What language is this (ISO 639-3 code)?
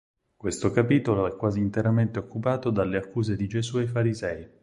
ita